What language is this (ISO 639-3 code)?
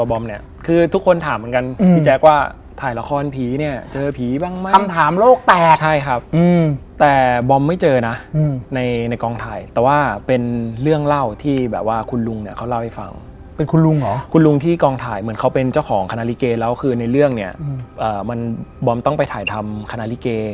tha